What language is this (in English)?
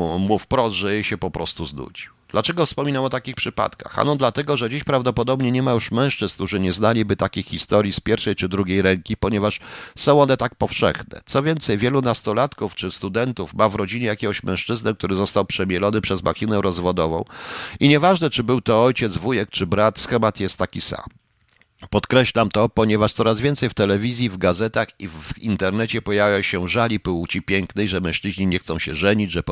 Polish